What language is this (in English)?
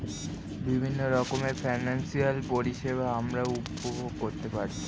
Bangla